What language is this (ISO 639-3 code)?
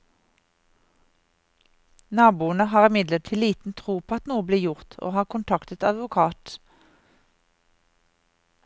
nor